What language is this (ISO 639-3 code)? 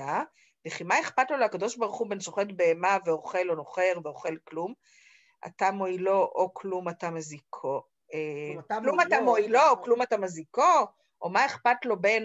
heb